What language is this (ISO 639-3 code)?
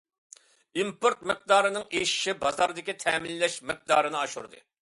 uig